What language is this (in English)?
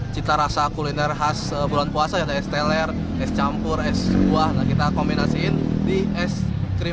Indonesian